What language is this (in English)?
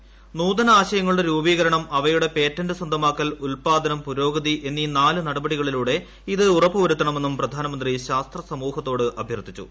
Malayalam